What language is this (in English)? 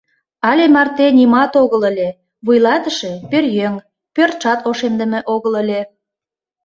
Mari